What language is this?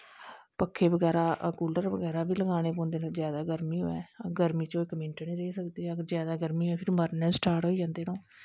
Dogri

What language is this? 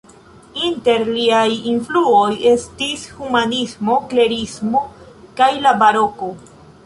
Esperanto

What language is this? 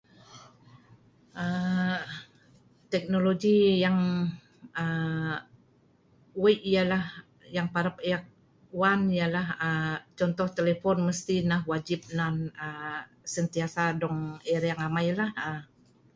Sa'ban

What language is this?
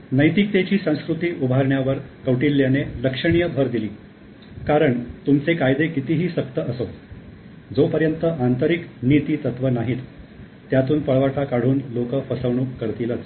Marathi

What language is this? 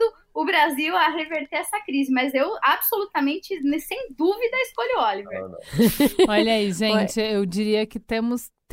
Portuguese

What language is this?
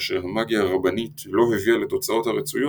Hebrew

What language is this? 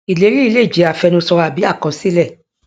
Yoruba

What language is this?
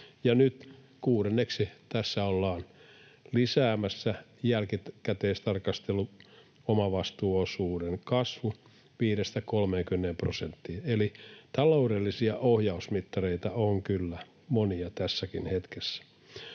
Finnish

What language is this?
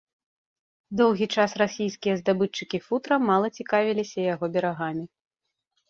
Belarusian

